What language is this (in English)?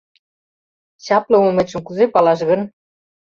Mari